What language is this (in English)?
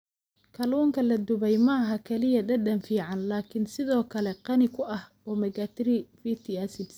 Somali